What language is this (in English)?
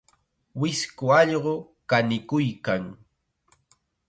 Chiquián Ancash Quechua